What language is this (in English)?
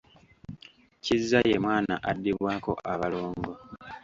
Ganda